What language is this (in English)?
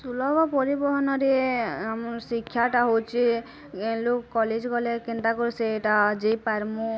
Odia